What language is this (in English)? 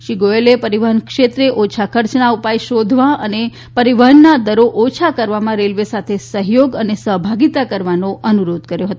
Gujarati